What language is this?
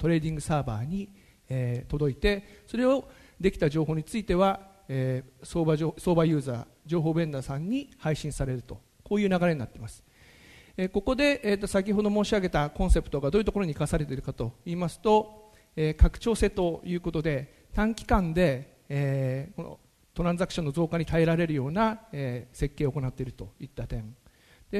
Japanese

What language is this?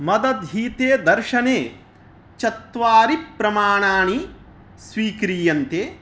Sanskrit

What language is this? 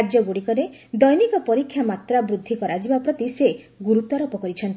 Odia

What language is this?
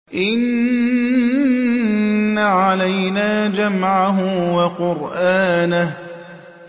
Arabic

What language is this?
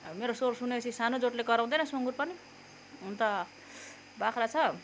Nepali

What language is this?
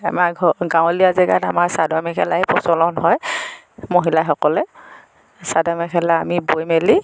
Assamese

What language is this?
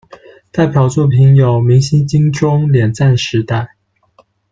Chinese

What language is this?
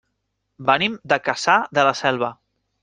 Catalan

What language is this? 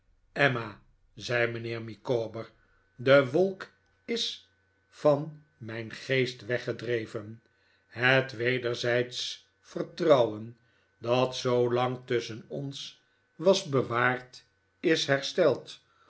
Dutch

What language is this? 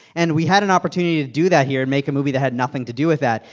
English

